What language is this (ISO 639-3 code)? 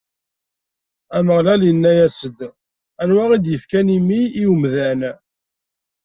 kab